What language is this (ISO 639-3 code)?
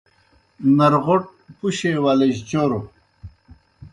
plk